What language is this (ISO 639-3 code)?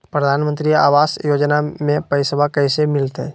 mag